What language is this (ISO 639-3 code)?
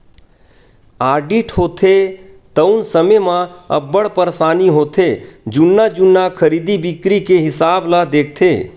hne